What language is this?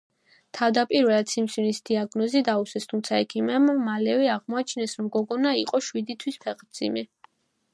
Georgian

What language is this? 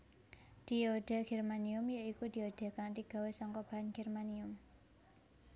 Javanese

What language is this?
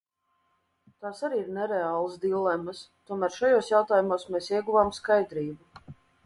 Latvian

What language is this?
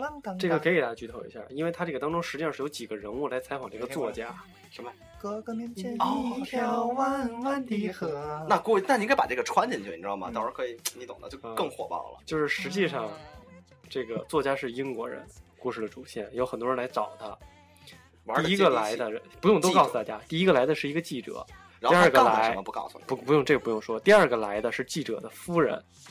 Chinese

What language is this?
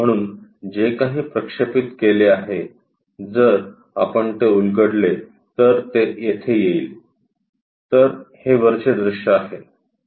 Marathi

